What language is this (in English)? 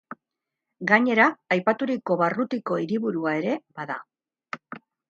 Basque